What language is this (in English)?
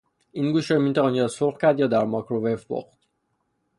Persian